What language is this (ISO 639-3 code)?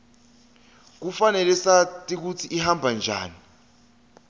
ssw